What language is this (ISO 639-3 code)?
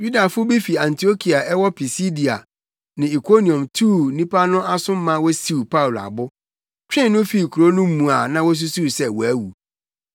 aka